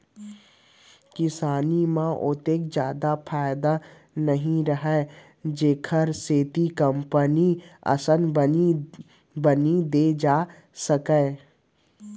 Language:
Chhattisgarhi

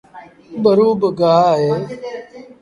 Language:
Sindhi Bhil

